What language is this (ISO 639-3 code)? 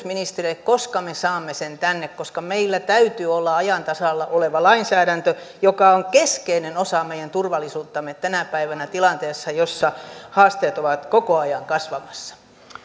fin